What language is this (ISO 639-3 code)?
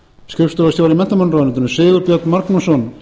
isl